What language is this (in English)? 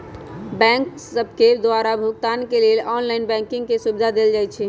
Magahi